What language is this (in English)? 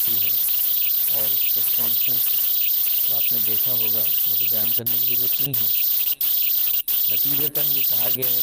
Urdu